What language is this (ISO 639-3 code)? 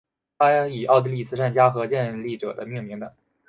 zho